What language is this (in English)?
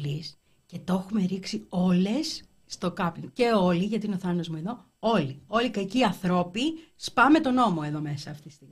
Greek